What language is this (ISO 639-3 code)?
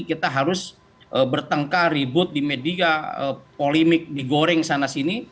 ind